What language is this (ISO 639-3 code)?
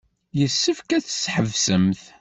kab